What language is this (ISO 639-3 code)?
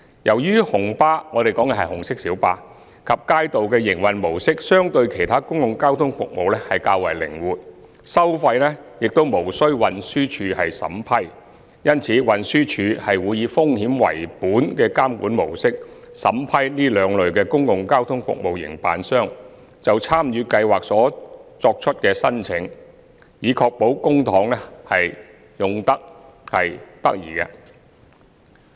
yue